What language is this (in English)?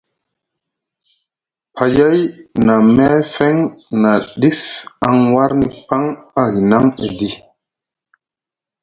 Musgu